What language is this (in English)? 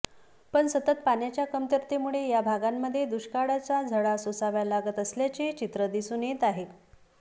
Marathi